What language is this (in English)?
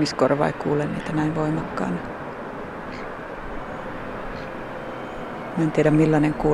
Finnish